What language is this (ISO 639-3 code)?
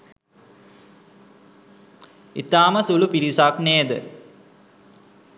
sin